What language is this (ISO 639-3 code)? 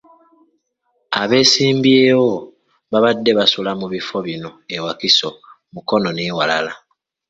lug